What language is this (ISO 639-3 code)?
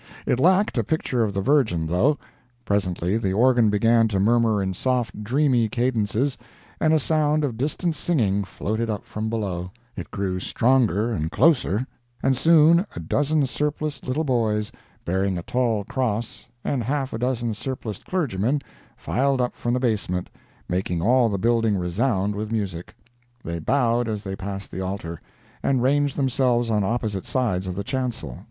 eng